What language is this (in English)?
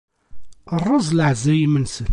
Kabyle